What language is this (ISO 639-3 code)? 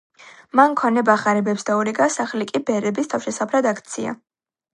kat